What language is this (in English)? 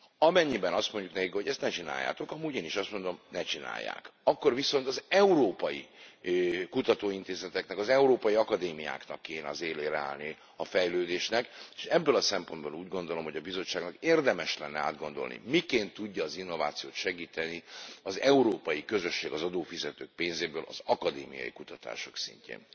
Hungarian